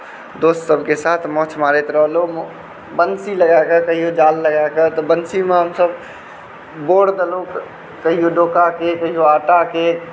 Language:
Maithili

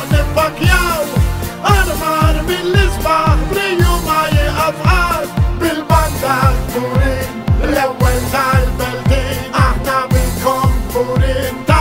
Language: Arabic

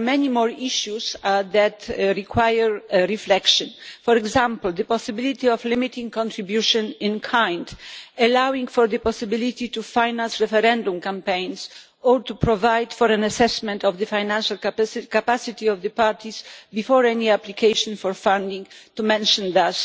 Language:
English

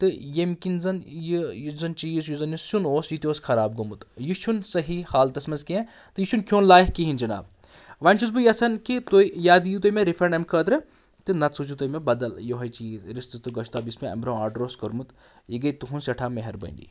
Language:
Kashmiri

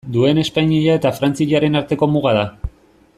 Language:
Basque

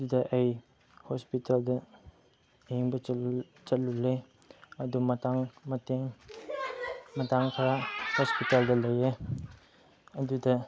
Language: Manipuri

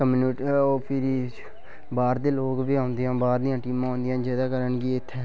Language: Dogri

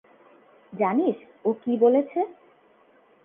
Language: Bangla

